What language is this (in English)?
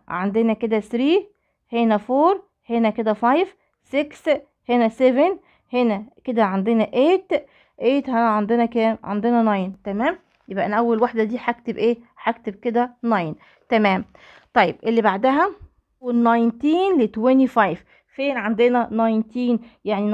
Arabic